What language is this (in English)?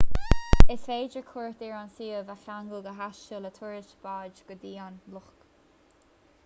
Irish